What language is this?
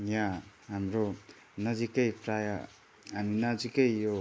Nepali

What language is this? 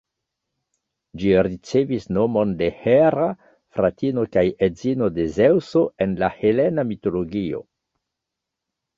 Esperanto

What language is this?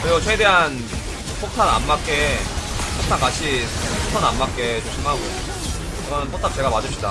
Korean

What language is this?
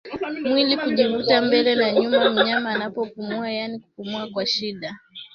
Swahili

